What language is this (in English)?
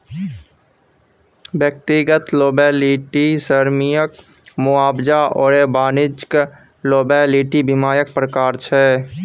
Maithili